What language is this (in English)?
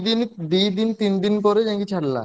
Odia